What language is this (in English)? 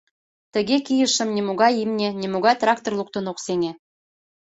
Mari